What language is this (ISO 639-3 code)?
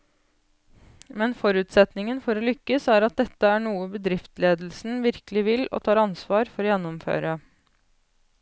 nor